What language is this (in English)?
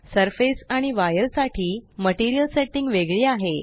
Marathi